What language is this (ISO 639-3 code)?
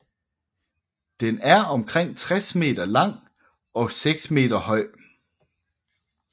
dan